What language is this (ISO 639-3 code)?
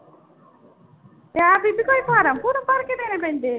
pan